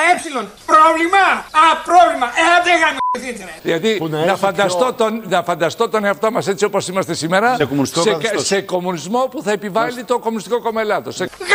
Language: Greek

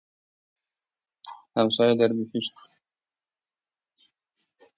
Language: Persian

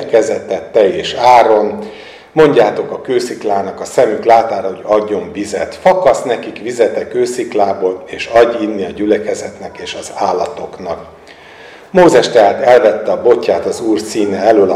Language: Hungarian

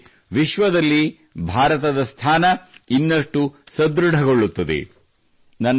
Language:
Kannada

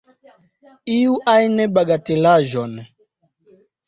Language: Esperanto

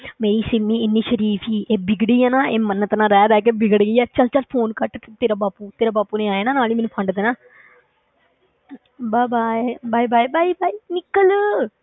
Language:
Punjabi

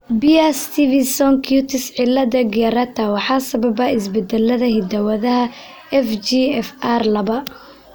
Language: Somali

